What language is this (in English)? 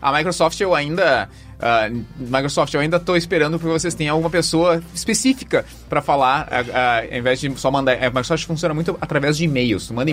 Portuguese